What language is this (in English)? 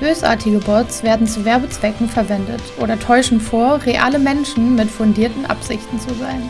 German